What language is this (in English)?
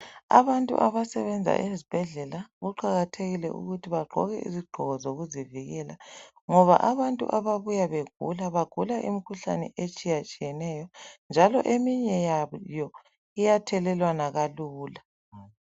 North Ndebele